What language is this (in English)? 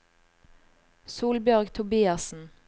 Norwegian